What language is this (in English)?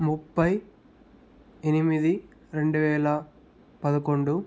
Telugu